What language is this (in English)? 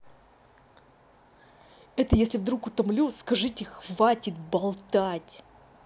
Russian